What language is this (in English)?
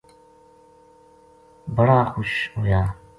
Gujari